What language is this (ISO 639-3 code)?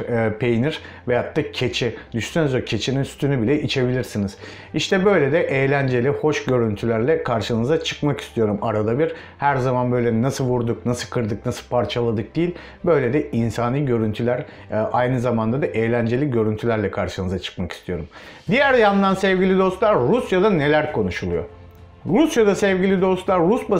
tur